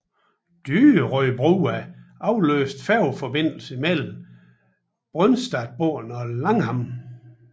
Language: Danish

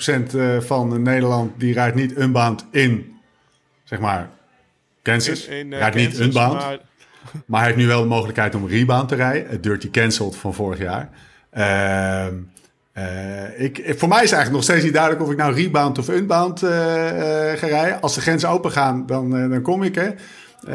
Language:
Dutch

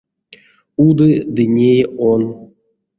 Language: Erzya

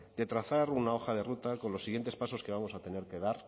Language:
Spanish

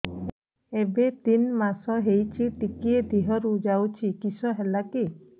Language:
Odia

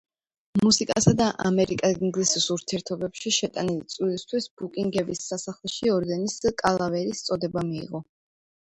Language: Georgian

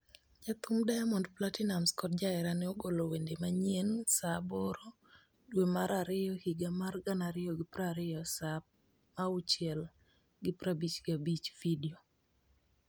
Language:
Luo (Kenya and Tanzania)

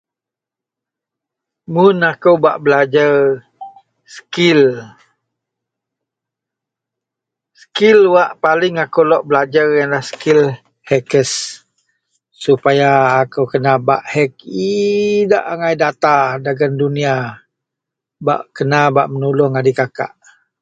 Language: Central Melanau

